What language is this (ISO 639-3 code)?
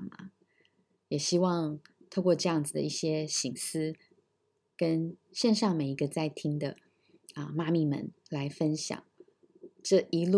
zho